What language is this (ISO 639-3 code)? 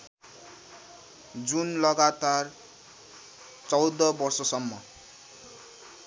nep